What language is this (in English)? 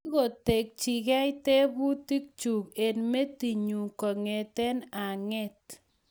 Kalenjin